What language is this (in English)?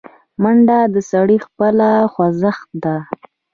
Pashto